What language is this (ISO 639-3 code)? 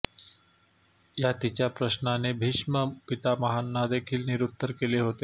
mar